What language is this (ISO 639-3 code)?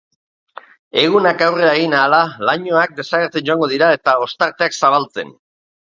eus